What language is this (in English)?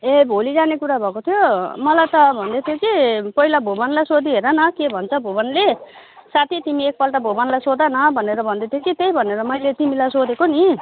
Nepali